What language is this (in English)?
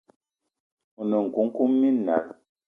Eton (Cameroon)